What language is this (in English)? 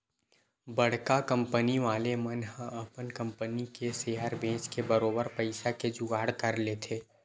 Chhattisgarhi